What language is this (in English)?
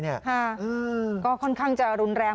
Thai